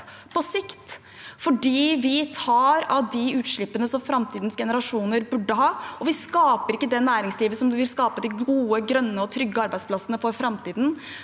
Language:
Norwegian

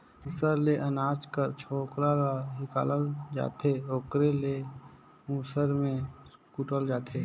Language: Chhattisgarhi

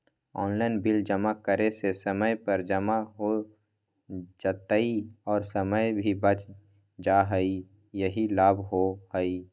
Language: Magahi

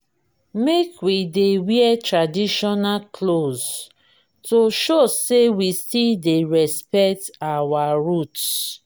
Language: Nigerian Pidgin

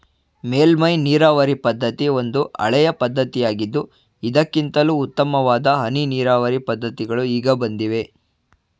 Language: Kannada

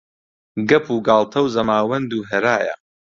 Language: Central Kurdish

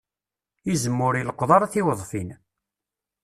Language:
Kabyle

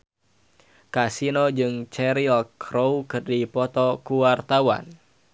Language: Sundanese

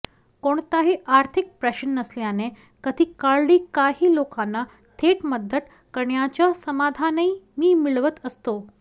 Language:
Marathi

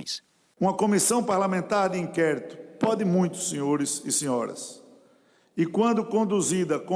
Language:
Portuguese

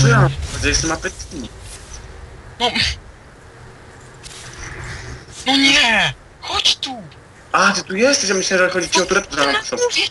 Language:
Polish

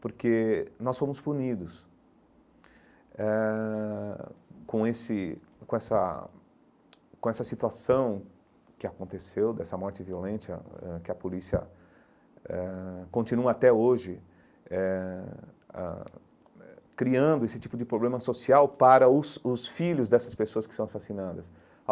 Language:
Portuguese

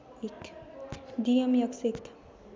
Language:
Nepali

